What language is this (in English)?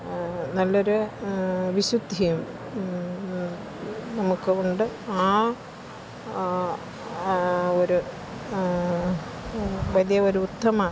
Malayalam